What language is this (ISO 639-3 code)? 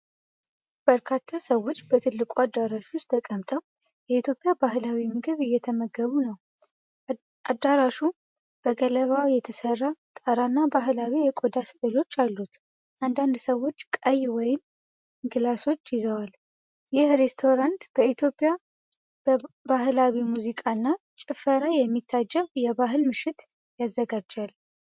amh